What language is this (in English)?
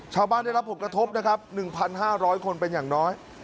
Thai